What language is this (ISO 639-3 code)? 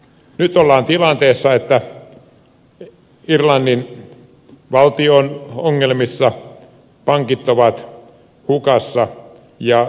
fin